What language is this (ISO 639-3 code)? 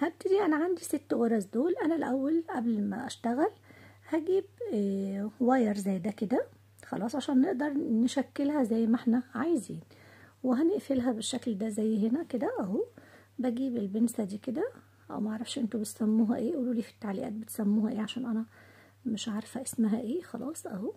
ara